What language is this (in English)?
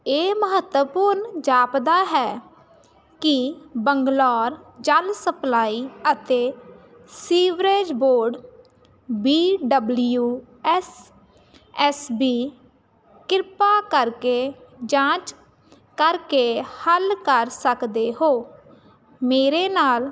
Punjabi